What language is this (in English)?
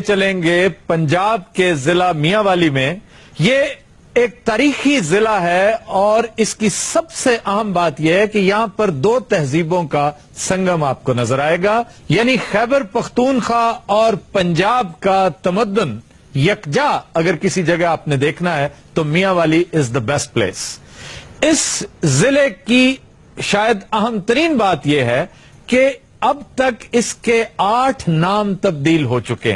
Urdu